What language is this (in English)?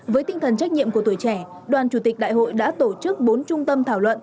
Vietnamese